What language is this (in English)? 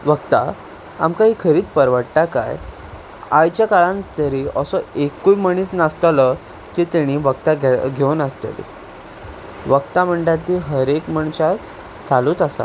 Konkani